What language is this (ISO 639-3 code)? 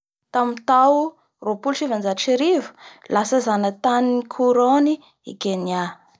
bhr